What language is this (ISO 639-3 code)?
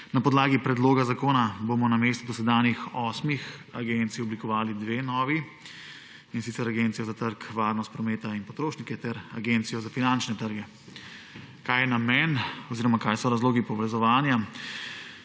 slv